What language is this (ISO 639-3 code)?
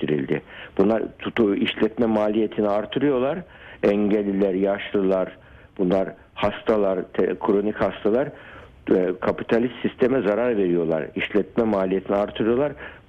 tur